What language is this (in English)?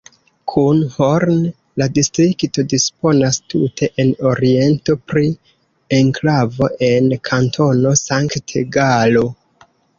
Esperanto